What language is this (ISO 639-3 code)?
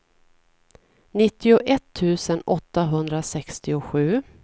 swe